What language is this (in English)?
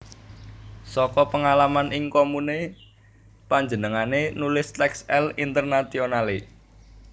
Javanese